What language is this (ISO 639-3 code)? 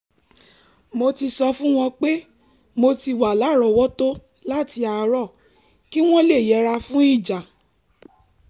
yor